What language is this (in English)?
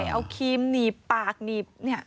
Thai